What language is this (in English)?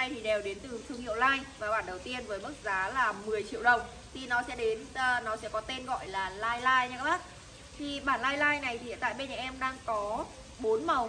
Vietnamese